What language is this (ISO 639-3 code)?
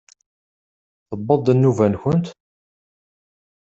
kab